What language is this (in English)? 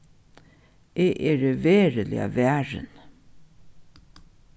Faroese